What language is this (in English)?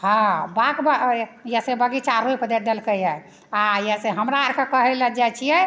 Maithili